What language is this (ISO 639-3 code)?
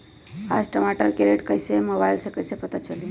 mag